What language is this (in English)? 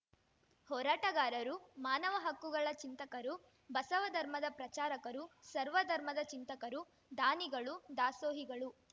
Kannada